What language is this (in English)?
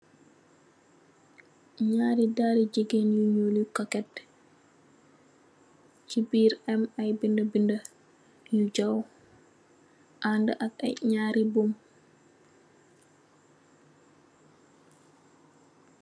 Wolof